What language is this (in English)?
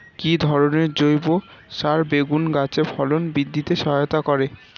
Bangla